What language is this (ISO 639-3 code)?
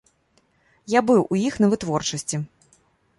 bel